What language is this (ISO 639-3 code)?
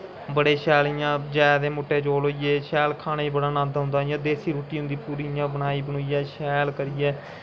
doi